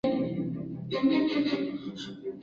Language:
Chinese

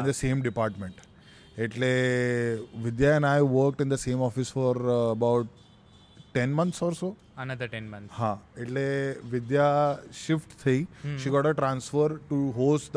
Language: Gujarati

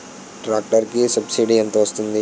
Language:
Telugu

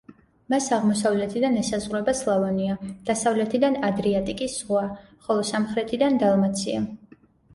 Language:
Georgian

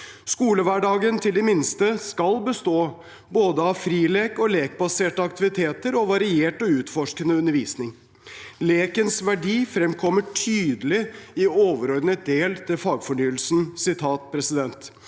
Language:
Norwegian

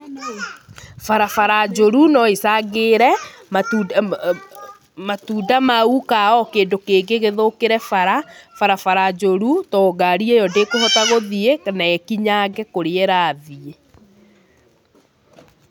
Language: Kikuyu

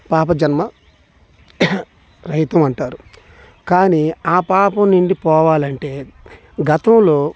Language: Telugu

